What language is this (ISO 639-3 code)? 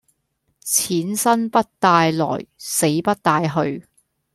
yue